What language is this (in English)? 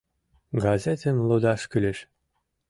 Mari